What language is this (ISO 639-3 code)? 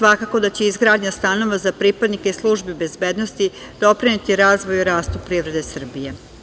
srp